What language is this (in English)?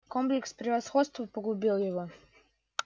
Russian